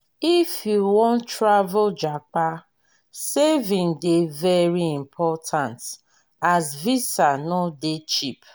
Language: Nigerian Pidgin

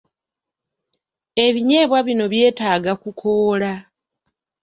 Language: Ganda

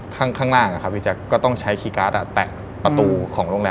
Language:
Thai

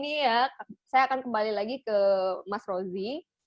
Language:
Indonesian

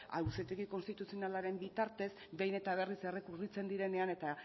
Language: Basque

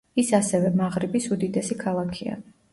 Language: Georgian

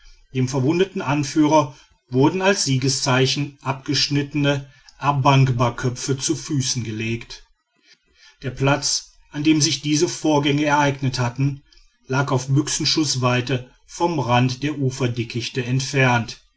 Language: German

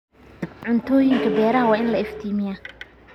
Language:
Somali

